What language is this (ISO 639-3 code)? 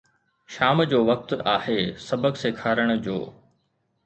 snd